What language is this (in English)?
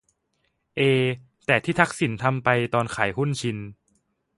Thai